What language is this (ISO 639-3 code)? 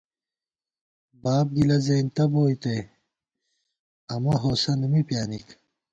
gwt